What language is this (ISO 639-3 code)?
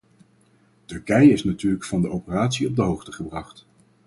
nld